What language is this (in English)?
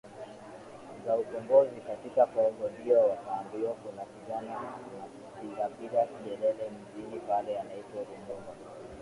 Swahili